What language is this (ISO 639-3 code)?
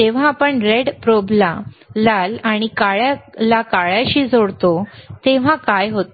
mar